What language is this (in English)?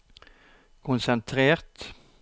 Norwegian